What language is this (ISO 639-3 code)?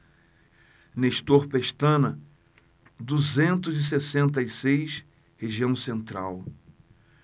por